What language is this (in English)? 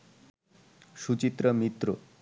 Bangla